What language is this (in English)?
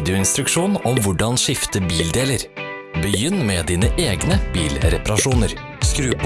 Dutch